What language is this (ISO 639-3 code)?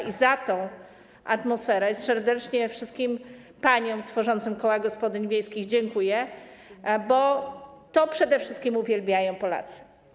pol